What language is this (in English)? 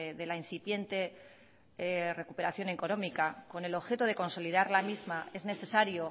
Spanish